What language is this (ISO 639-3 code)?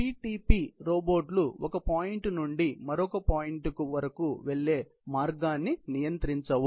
tel